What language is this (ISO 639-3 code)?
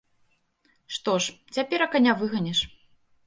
bel